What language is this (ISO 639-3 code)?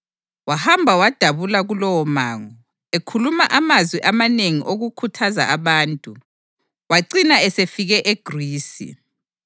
nde